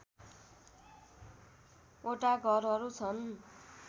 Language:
Nepali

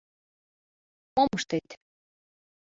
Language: Mari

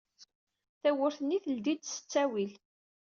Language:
Kabyle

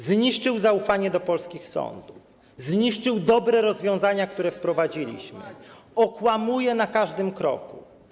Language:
Polish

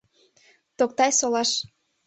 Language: Mari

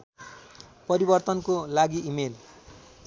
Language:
Nepali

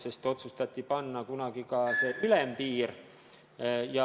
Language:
Estonian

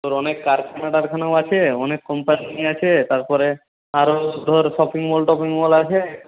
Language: Bangla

